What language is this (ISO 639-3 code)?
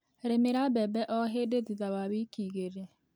kik